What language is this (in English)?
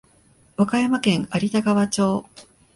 Japanese